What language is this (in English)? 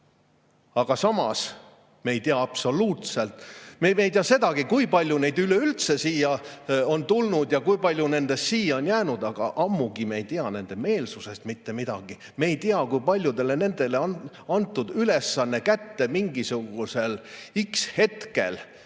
Estonian